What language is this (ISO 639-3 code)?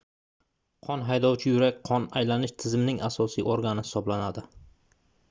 uzb